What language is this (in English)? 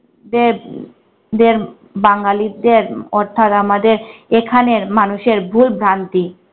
Bangla